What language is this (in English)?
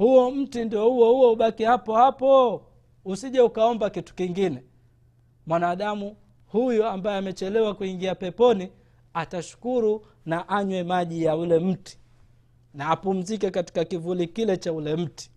Swahili